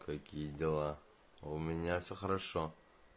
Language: Russian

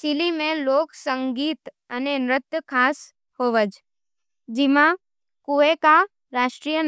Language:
Nimadi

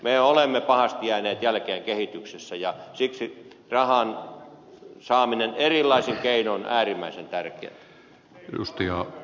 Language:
Finnish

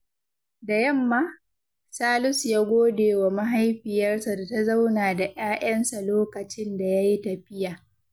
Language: Hausa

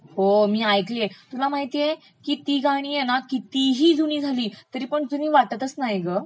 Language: Marathi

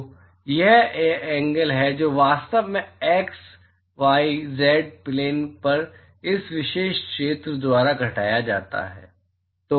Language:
Hindi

